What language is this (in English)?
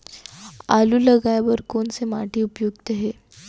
Chhattisgarhi